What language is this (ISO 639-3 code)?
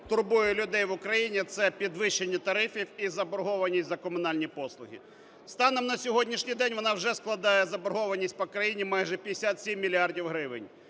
ukr